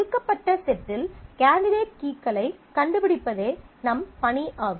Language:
Tamil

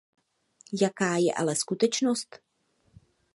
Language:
Czech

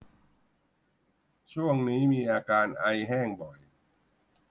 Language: Thai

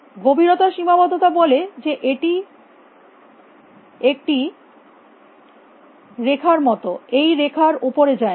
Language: Bangla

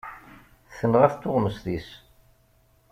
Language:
Kabyle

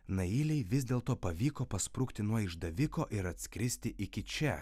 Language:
Lithuanian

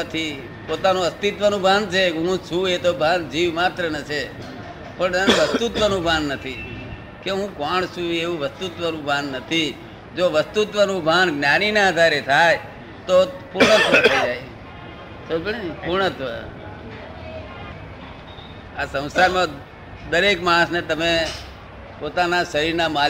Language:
Gujarati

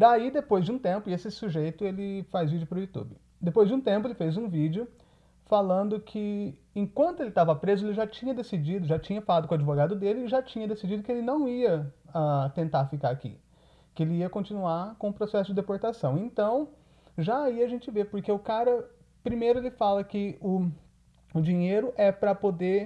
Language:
Portuguese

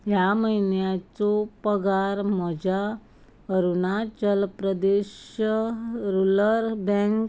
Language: Konkani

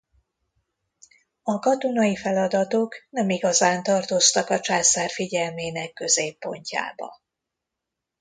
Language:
Hungarian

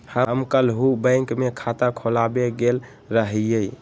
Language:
Magahi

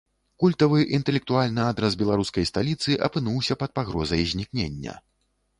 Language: Belarusian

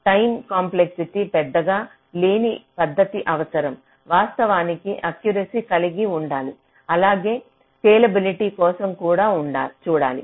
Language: Telugu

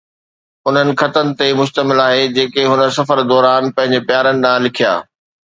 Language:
Sindhi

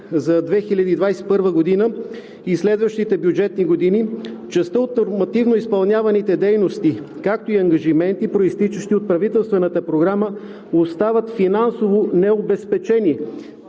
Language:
Bulgarian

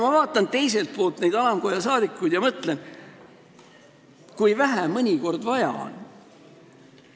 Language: Estonian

